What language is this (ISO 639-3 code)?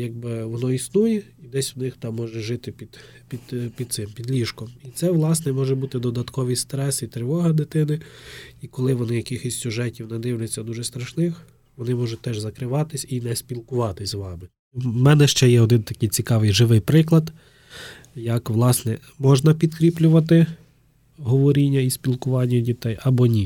ukr